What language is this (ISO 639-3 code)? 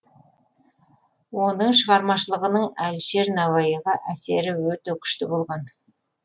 kaz